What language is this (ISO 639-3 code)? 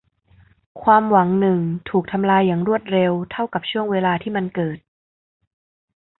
tha